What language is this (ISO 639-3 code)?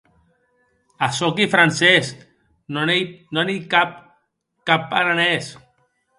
oci